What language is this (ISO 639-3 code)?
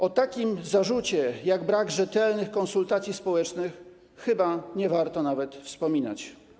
pol